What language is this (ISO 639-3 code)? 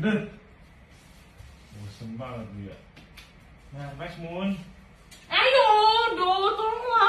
ind